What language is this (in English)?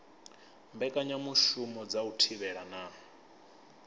Venda